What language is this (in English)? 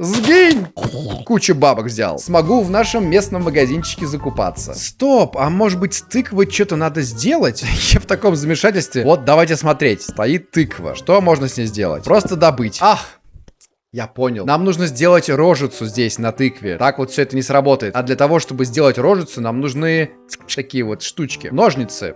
Russian